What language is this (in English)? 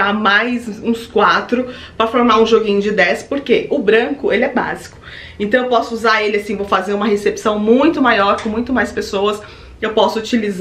Portuguese